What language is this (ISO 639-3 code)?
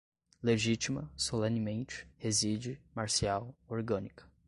por